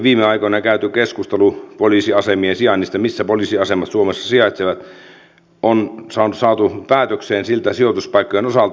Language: Finnish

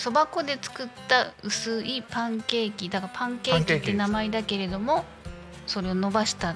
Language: Japanese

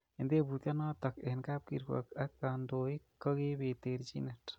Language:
Kalenjin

